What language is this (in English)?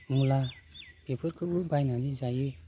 Bodo